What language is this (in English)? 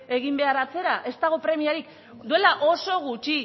Basque